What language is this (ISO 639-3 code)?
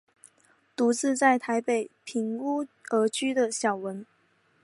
zho